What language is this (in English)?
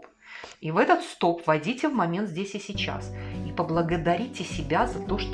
Russian